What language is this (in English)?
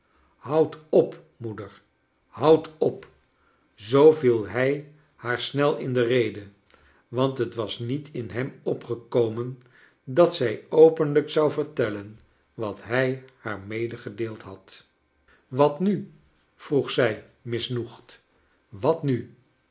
Dutch